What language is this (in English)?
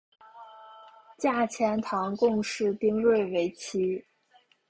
Chinese